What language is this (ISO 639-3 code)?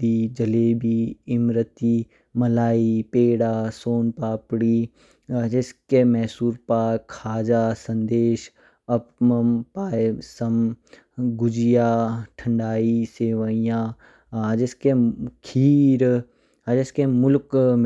kfk